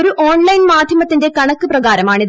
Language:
Malayalam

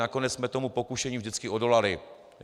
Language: Czech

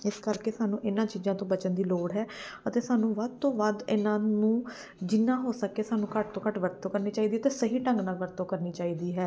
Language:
Punjabi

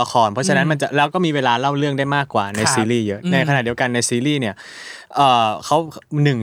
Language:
Thai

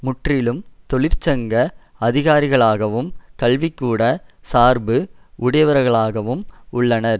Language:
Tamil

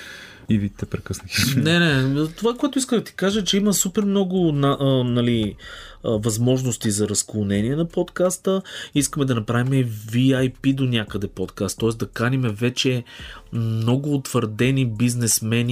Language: Bulgarian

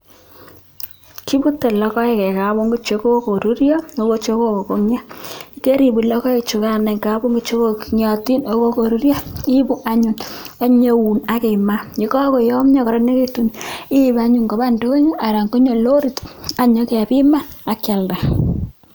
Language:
Kalenjin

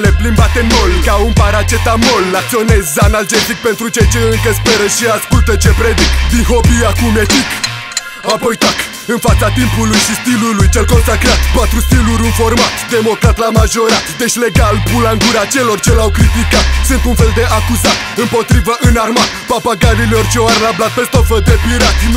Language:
Romanian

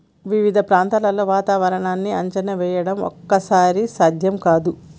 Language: Telugu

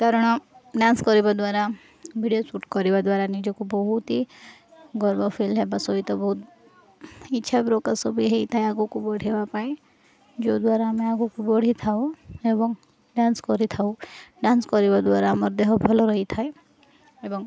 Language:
Odia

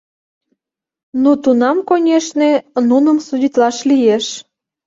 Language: Mari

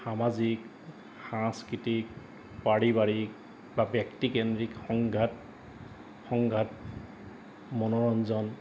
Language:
Assamese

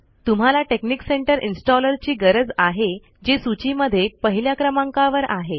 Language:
Marathi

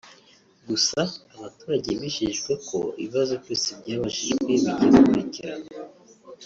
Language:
Kinyarwanda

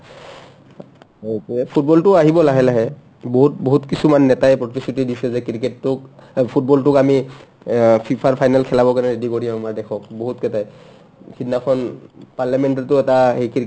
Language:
Assamese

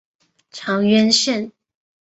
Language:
Chinese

